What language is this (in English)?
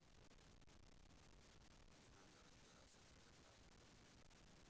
Russian